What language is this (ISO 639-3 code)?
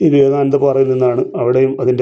mal